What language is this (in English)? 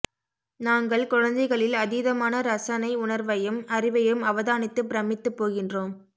Tamil